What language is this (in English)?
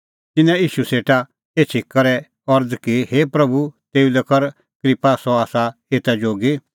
Kullu Pahari